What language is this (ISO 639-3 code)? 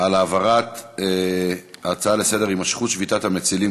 heb